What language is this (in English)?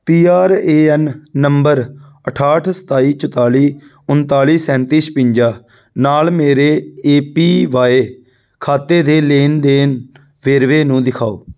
Punjabi